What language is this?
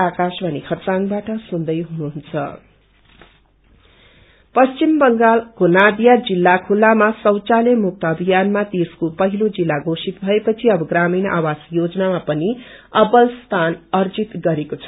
Nepali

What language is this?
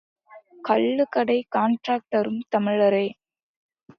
Tamil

